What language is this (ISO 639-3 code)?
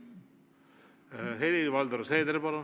est